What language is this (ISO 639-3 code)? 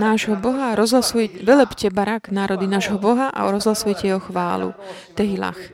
slk